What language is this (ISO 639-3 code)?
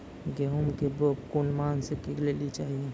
mai